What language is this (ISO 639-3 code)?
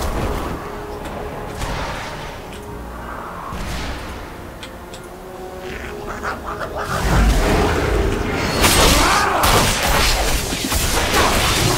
kor